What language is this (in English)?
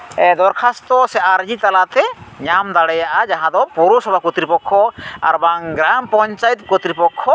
Santali